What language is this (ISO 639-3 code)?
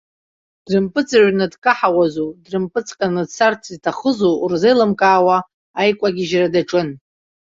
abk